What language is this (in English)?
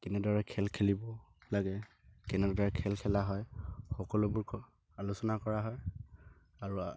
Assamese